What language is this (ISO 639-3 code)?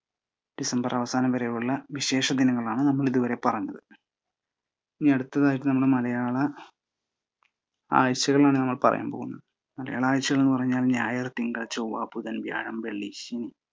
mal